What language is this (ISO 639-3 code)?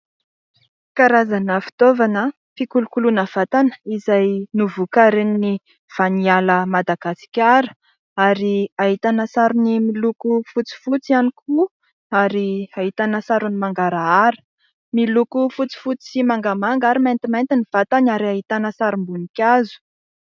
mlg